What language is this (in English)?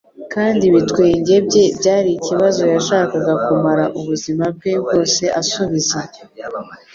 Kinyarwanda